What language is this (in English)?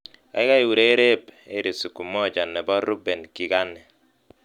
Kalenjin